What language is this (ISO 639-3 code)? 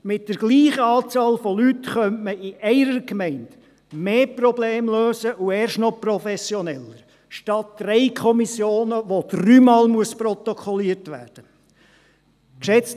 gsw